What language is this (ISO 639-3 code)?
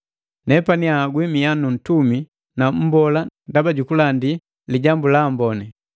mgv